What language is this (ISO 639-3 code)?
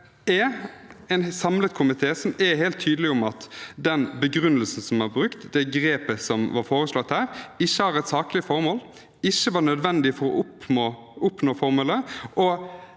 nor